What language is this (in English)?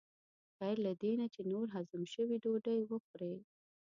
Pashto